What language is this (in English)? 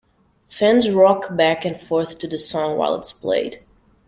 English